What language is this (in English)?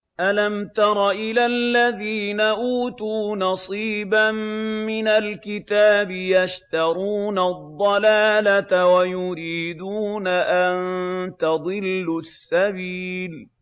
Arabic